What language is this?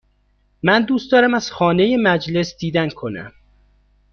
Persian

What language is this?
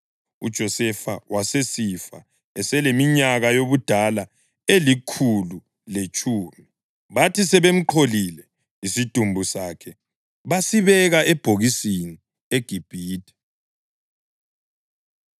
North Ndebele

